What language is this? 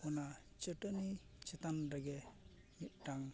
Santali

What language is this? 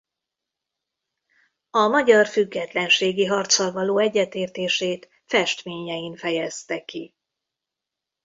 Hungarian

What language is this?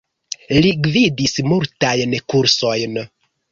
Esperanto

